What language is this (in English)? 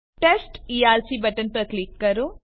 Gujarati